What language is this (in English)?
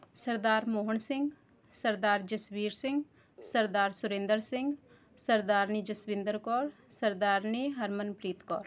Punjabi